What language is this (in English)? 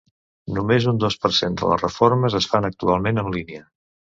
Catalan